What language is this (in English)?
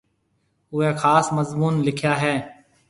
Marwari (Pakistan)